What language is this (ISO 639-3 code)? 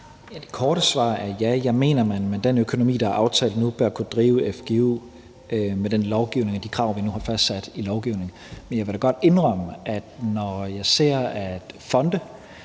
dan